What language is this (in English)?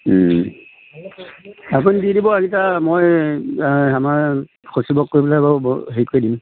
Assamese